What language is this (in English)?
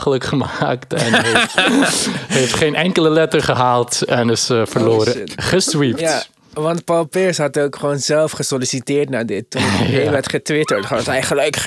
Dutch